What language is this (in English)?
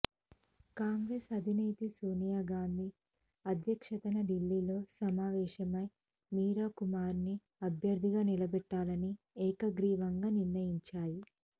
Telugu